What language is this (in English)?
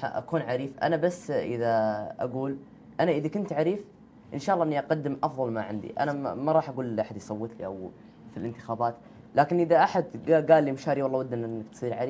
Arabic